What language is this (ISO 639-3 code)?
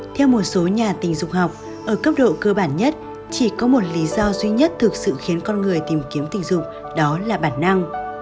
vie